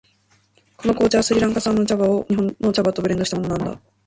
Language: Japanese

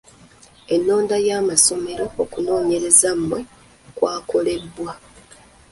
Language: Ganda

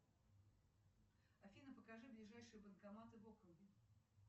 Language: Russian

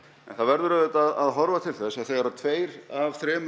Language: Icelandic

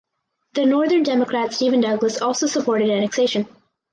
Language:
English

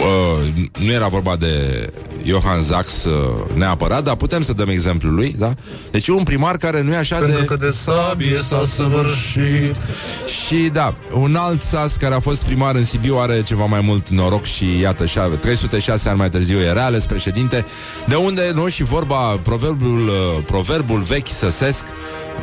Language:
Romanian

